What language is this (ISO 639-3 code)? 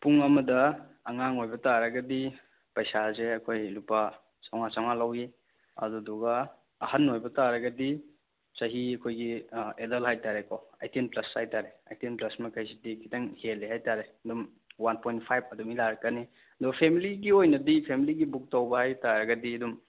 mni